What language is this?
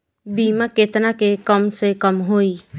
Bhojpuri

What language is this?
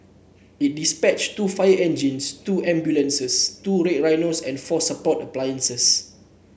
English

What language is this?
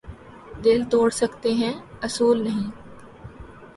Urdu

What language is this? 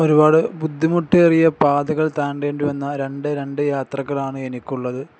Malayalam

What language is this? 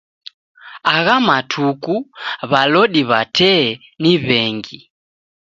Taita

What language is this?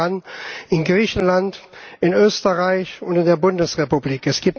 German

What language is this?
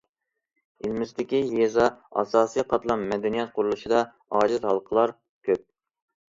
Uyghur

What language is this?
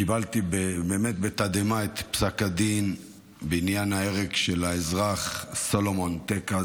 Hebrew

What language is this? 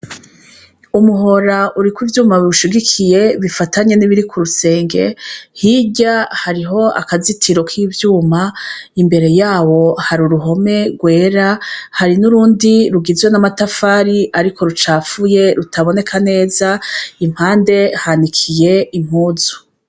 Rundi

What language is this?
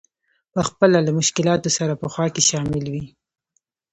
Pashto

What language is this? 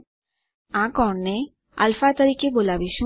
Gujarati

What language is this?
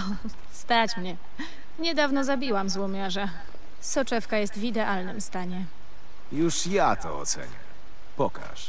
Polish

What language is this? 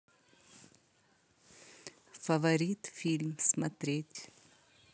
Russian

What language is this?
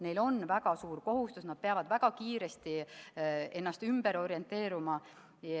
Estonian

